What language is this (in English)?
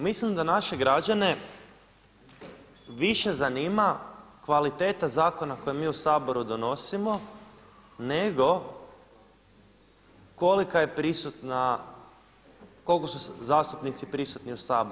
Croatian